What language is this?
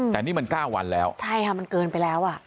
Thai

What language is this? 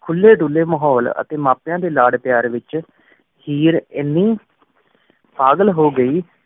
Punjabi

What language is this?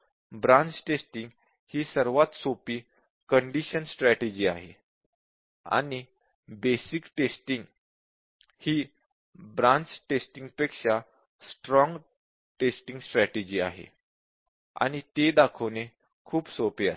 Marathi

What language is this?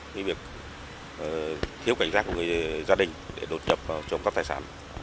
Vietnamese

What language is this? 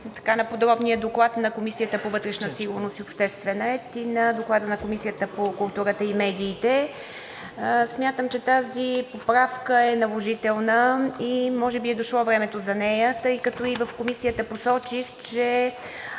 Bulgarian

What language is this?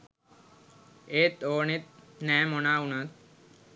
Sinhala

